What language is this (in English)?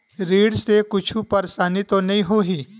Chhattisgarhi